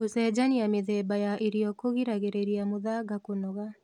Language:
Kikuyu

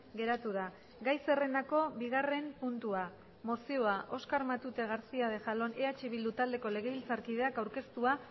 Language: Basque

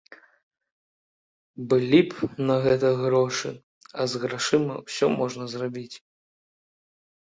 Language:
Belarusian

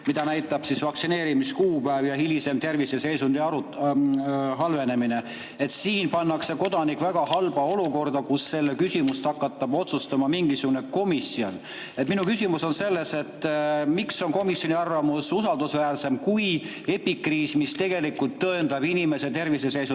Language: Estonian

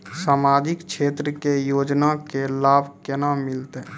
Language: Maithili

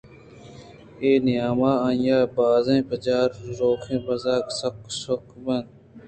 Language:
Eastern Balochi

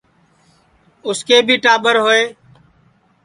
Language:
Sansi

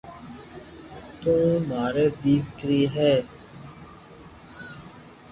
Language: Loarki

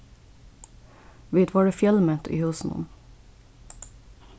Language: Faroese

